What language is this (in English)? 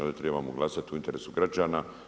Croatian